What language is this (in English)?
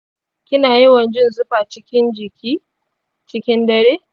Hausa